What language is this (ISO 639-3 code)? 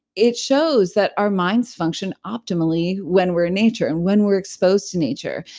eng